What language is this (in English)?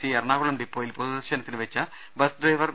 Malayalam